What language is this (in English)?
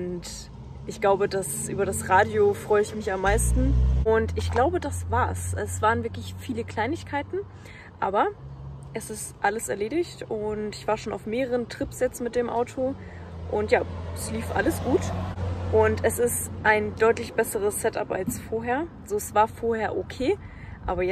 German